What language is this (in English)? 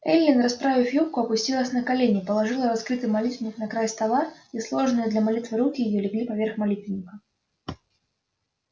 Russian